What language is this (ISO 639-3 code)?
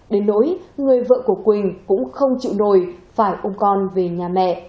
vie